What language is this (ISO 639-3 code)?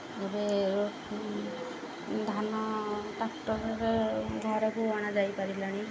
ori